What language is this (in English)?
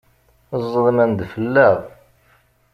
Kabyle